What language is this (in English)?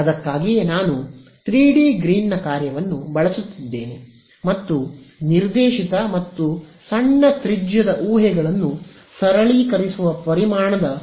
Kannada